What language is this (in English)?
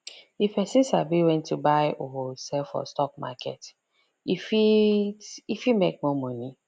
Nigerian Pidgin